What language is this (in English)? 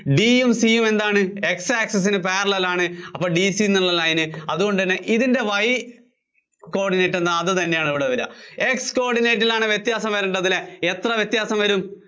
Malayalam